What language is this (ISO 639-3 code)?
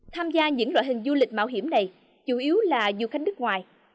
vie